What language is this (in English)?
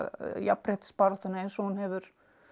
Icelandic